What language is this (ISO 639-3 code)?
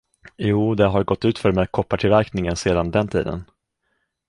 swe